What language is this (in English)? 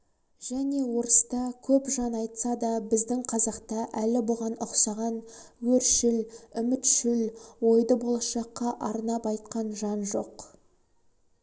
Kazakh